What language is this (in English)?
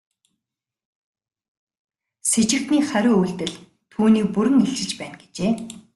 Mongolian